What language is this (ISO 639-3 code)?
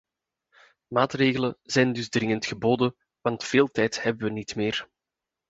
nld